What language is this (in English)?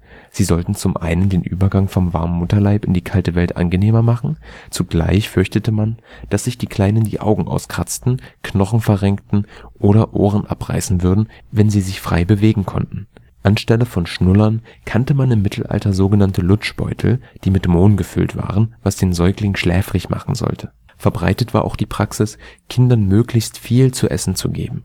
German